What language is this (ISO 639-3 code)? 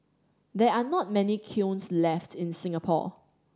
eng